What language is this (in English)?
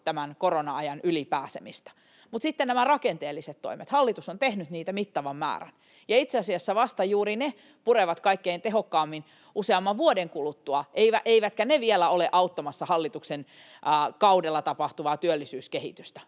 Finnish